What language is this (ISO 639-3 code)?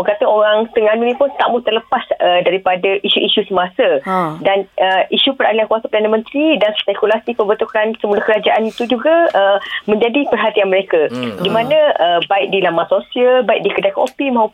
msa